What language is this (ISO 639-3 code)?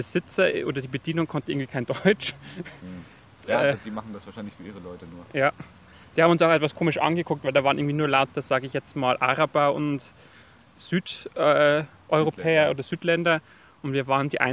deu